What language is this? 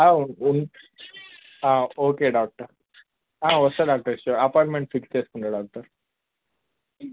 Telugu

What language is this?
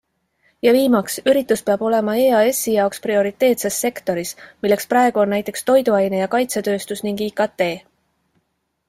Estonian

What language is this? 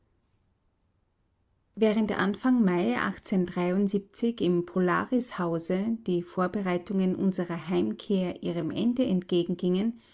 German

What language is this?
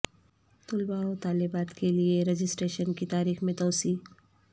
Urdu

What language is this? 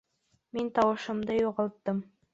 Bashkir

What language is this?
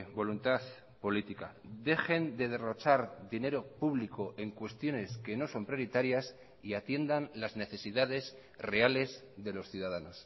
Spanish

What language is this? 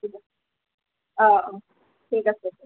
Assamese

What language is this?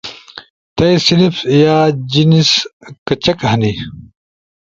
Ushojo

